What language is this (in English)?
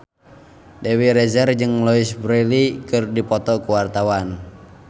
Sundanese